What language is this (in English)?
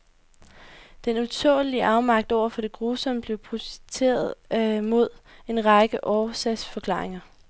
Danish